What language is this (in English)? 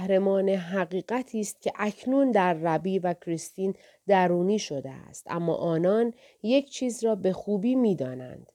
Persian